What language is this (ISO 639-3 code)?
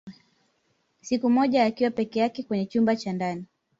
swa